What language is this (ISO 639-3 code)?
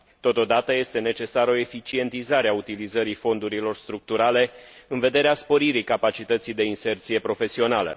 ron